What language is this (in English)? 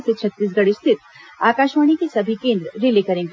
Hindi